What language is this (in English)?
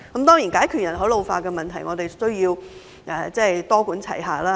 Cantonese